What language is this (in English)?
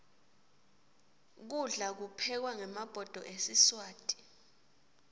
Swati